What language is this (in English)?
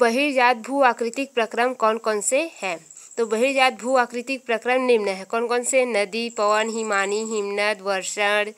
Hindi